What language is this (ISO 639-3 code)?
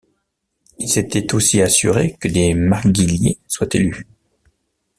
fra